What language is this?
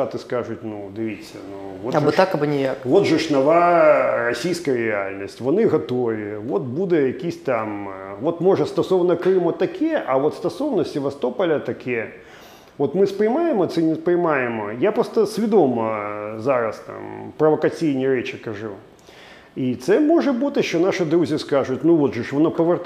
Ukrainian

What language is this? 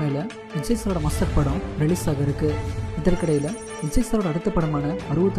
Indonesian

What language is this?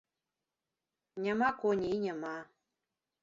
Belarusian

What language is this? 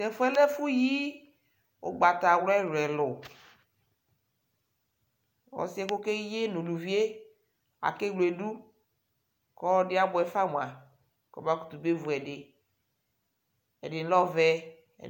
Ikposo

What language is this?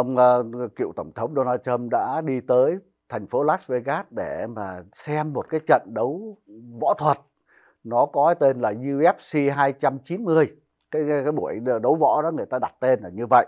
Vietnamese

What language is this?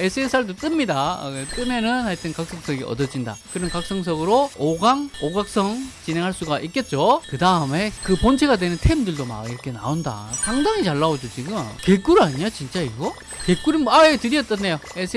Korean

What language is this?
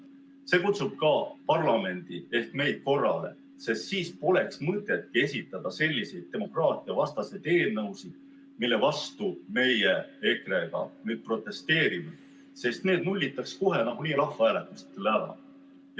Estonian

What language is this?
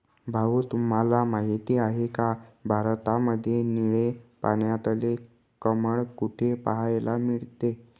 Marathi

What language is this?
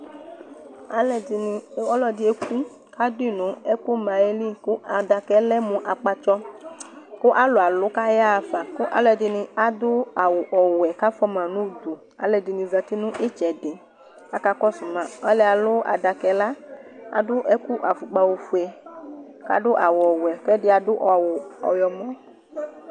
Ikposo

